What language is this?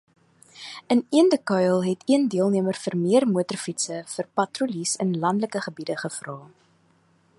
Afrikaans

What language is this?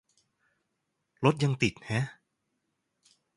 Thai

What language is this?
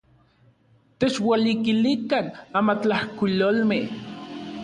Central Puebla Nahuatl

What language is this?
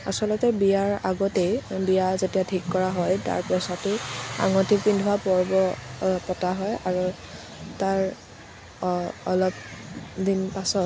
Assamese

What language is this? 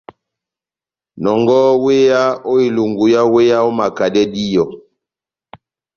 Batanga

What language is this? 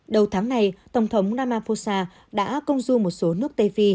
Vietnamese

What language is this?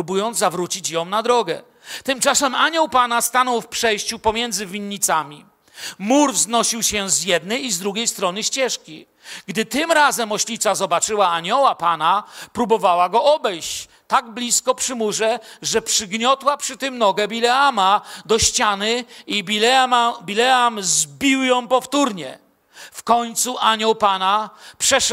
Polish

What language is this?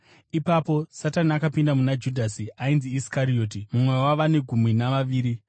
Shona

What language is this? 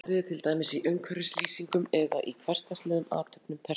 Icelandic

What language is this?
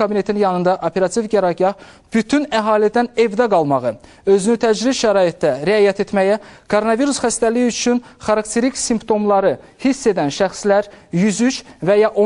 Turkish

